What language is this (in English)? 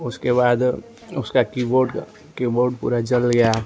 Hindi